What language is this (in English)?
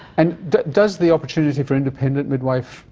English